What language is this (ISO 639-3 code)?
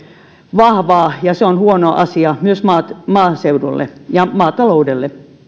fin